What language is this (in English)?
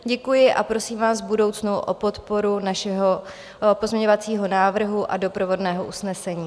Czech